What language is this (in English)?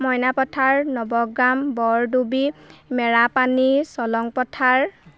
Assamese